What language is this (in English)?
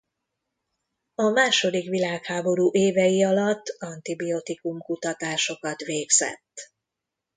Hungarian